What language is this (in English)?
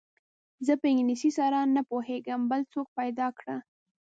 Pashto